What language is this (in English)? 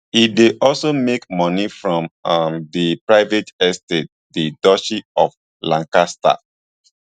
Nigerian Pidgin